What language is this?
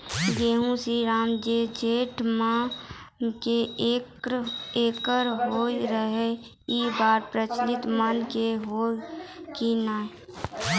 Maithili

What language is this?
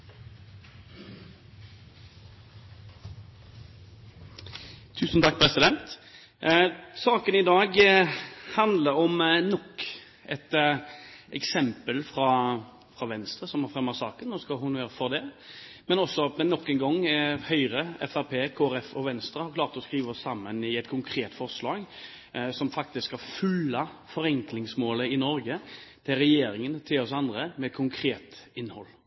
Norwegian Bokmål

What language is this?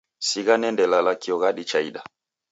Taita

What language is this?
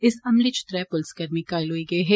Dogri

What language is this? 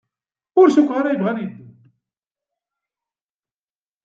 Kabyle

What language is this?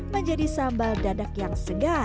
Indonesian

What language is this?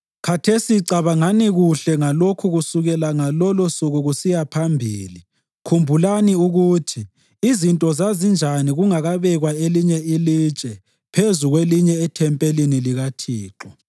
North Ndebele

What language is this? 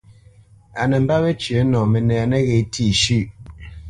Bamenyam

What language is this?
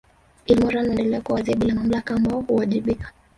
Swahili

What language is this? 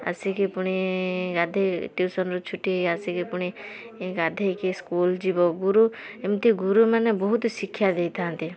Odia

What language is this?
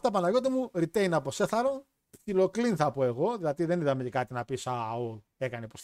Greek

